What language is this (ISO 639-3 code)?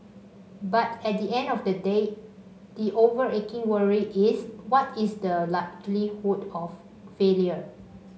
eng